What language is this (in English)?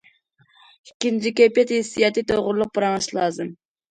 Uyghur